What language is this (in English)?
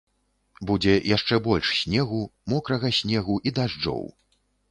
Belarusian